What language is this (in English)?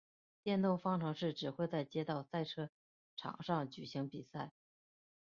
Chinese